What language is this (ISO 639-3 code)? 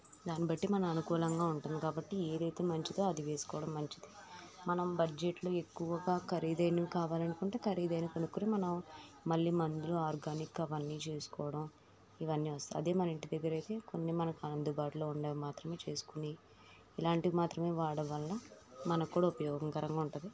tel